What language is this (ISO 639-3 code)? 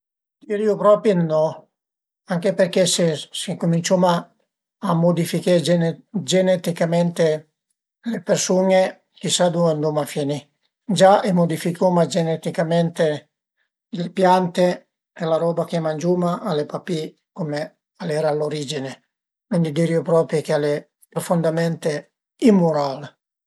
pms